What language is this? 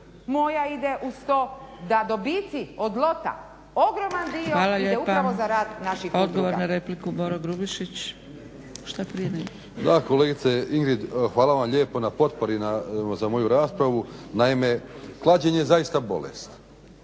Croatian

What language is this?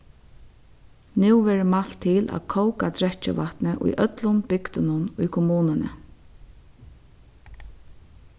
Faroese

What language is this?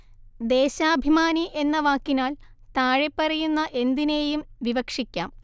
Malayalam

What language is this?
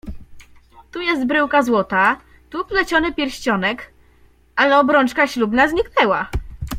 Polish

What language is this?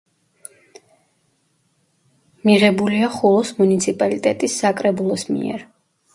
Georgian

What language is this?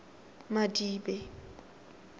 Tswana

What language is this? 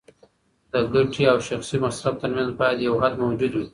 Pashto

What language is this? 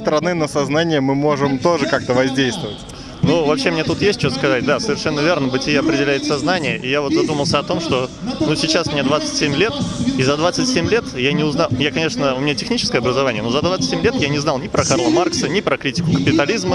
Russian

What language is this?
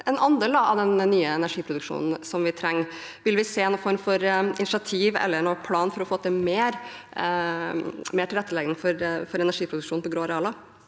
Norwegian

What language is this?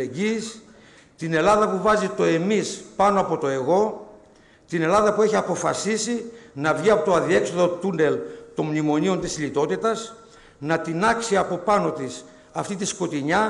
Greek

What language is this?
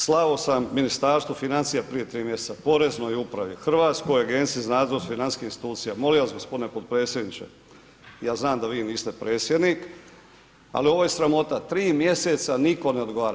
Croatian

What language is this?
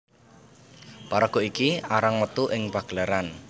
Javanese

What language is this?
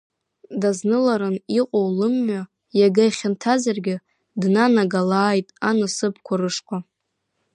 Abkhazian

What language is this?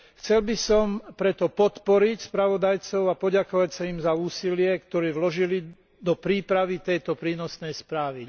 Slovak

